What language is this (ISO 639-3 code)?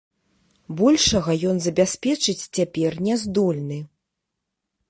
bel